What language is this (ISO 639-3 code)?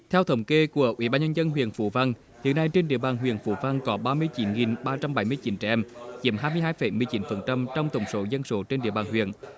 vie